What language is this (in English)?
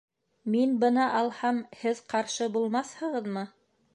Bashkir